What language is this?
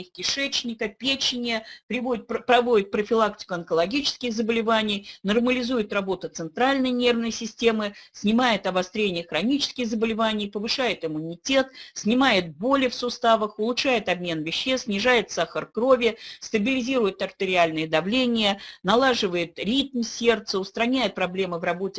Russian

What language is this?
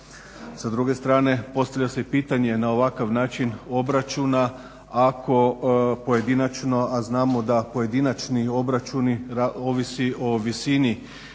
Croatian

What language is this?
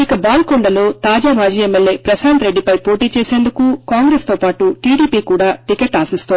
Telugu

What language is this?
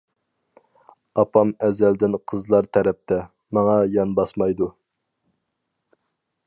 Uyghur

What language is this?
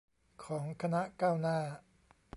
Thai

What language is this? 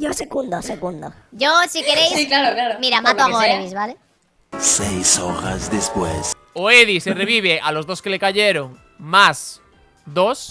Spanish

